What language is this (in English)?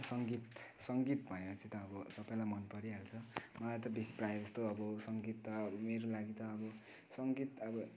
Nepali